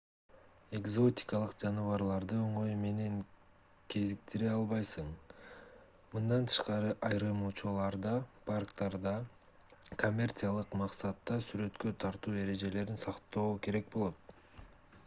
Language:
Kyrgyz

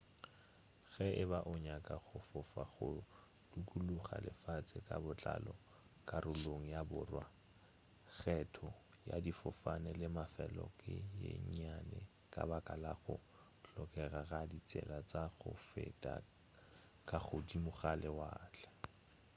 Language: Northern Sotho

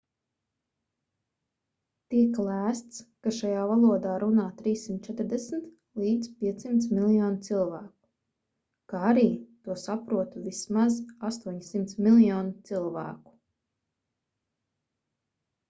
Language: Latvian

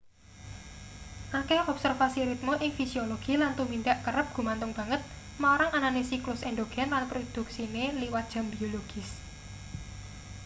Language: Javanese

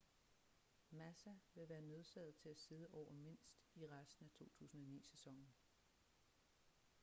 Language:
Danish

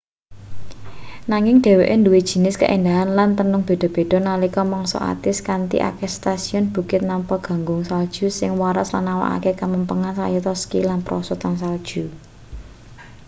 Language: Javanese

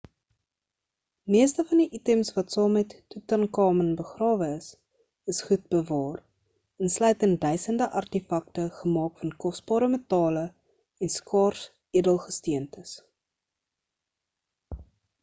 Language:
Afrikaans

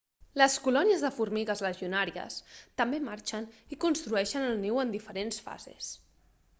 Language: Catalan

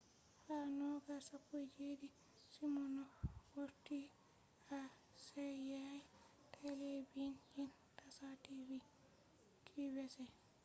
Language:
Fula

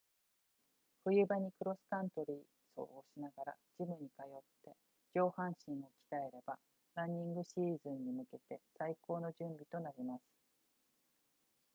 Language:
Japanese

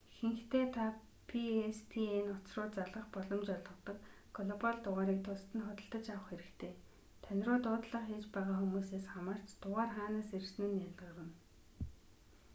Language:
Mongolian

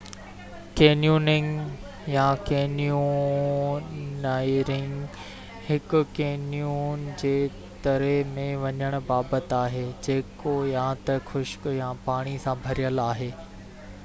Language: Sindhi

